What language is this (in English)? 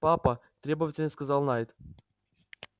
Russian